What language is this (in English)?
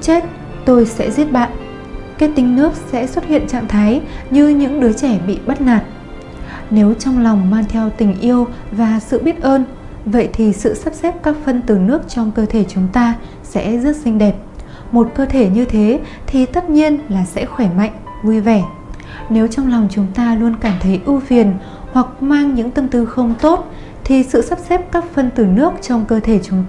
Vietnamese